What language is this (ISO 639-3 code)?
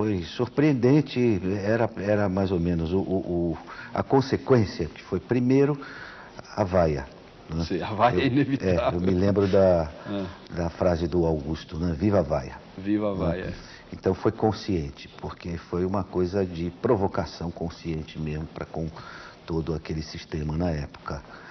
por